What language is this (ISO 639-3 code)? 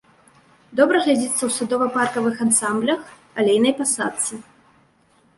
bel